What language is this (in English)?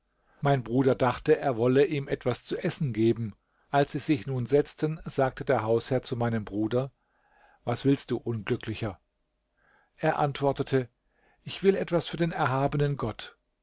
German